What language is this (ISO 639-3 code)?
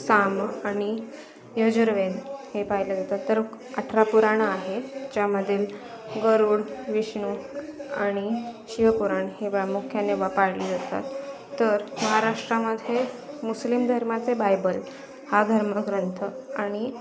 mar